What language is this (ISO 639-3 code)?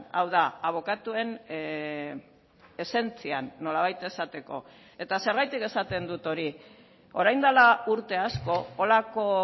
eus